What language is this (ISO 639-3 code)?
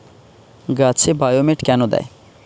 ben